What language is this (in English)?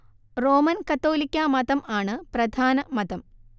Malayalam